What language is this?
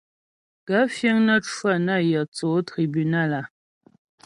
Ghomala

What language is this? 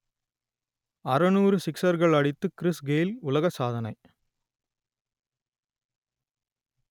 Tamil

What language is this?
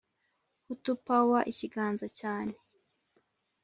Kinyarwanda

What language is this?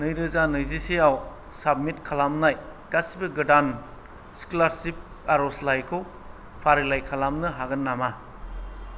Bodo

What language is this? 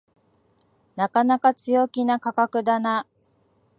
Japanese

